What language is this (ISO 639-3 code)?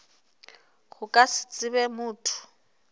nso